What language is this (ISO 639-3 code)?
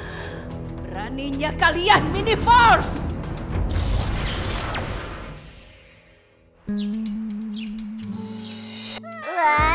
ind